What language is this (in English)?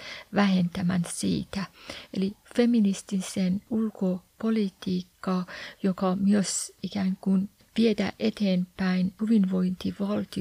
Finnish